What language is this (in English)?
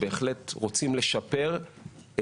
Hebrew